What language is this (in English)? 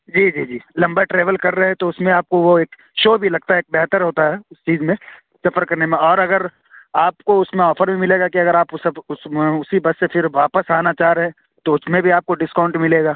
Urdu